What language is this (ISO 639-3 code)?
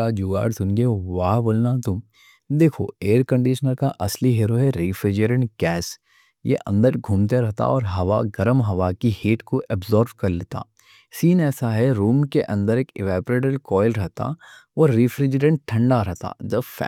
dcc